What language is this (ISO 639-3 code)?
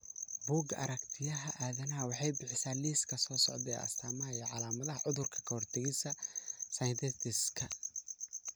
som